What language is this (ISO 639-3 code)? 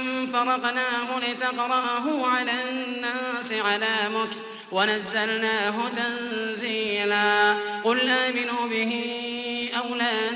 ara